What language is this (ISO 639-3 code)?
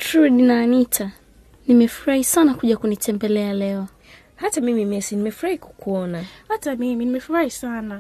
swa